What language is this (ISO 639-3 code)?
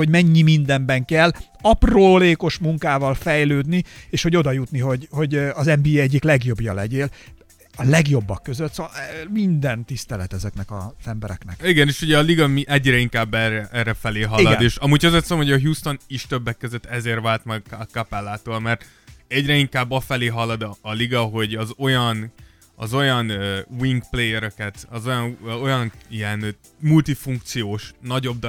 hun